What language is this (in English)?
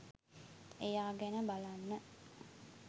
Sinhala